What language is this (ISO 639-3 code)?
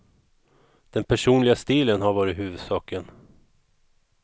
swe